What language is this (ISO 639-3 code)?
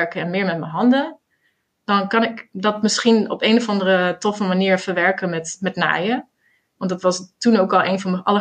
nld